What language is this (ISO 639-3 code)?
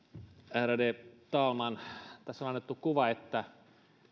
fin